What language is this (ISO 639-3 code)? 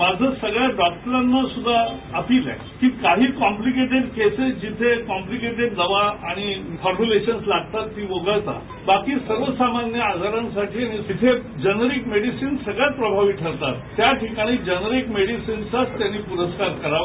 mar